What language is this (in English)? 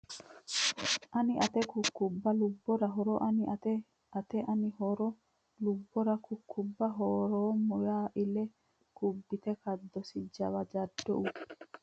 Sidamo